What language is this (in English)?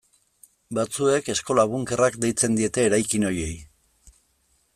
Basque